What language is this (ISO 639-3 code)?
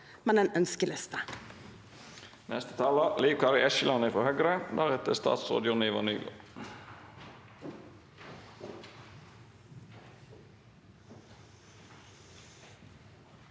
nor